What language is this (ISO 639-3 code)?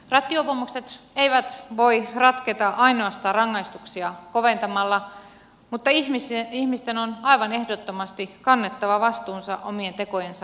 fin